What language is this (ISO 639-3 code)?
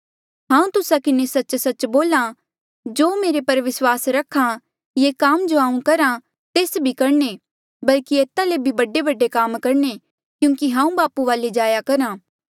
mjl